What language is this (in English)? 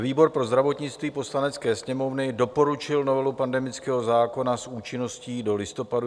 Czech